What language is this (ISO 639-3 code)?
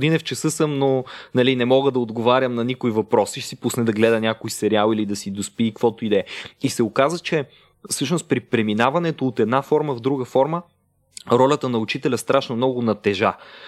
bul